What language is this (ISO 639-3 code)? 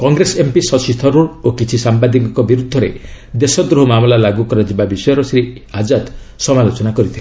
ori